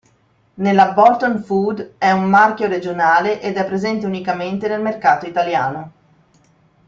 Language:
Italian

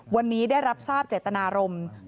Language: Thai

